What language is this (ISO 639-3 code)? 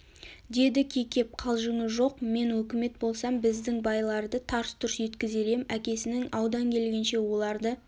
kaz